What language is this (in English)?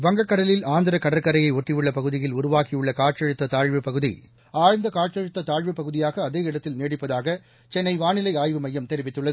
Tamil